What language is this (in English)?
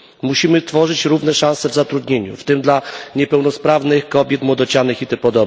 Polish